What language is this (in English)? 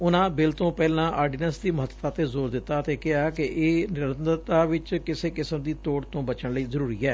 Punjabi